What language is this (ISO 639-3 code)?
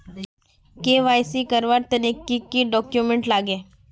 mag